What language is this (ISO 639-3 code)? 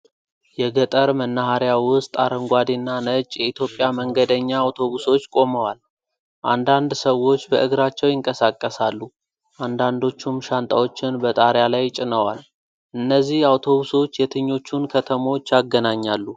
amh